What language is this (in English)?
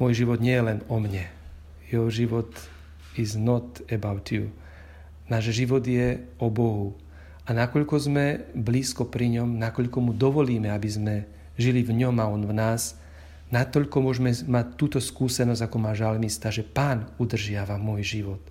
Slovak